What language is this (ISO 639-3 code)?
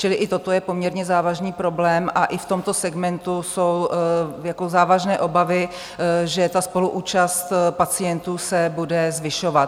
ces